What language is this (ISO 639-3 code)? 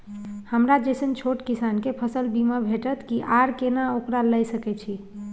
mai